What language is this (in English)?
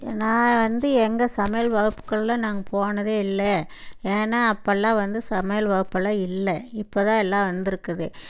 Tamil